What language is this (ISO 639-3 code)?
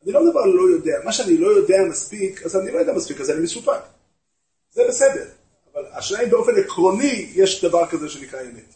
heb